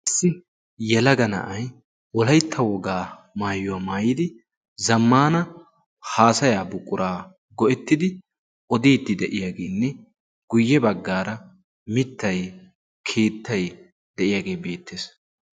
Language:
Wolaytta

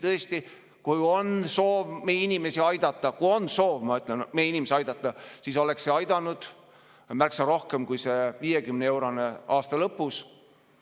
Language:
Estonian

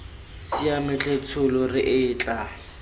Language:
Tswana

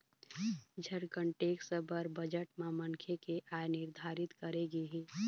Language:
Chhattisgarhi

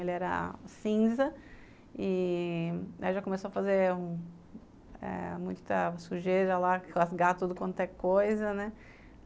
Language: Portuguese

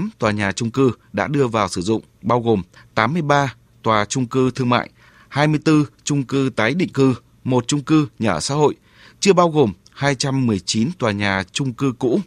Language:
Vietnamese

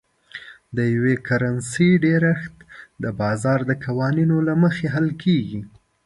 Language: Pashto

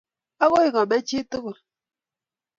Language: Kalenjin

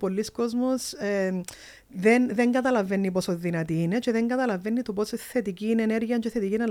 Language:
Greek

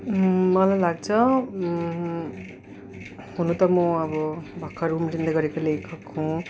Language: Nepali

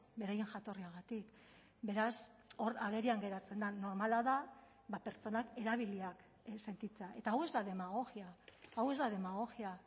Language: Basque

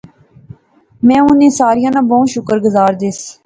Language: Pahari-Potwari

